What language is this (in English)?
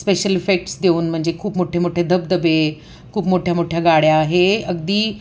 Marathi